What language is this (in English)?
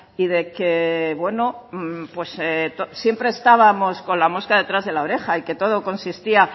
Spanish